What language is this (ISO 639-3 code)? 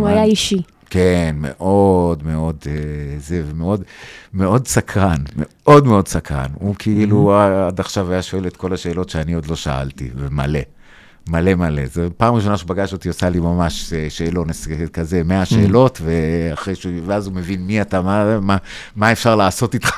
heb